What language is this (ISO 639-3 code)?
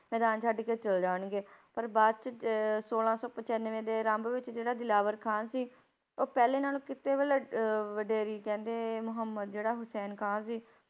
pan